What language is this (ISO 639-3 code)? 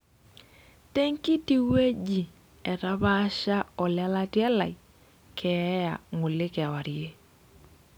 mas